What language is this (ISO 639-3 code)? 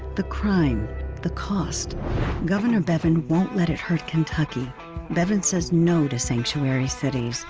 eng